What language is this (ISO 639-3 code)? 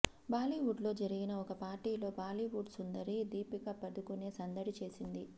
tel